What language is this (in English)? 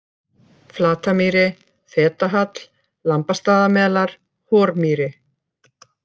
Icelandic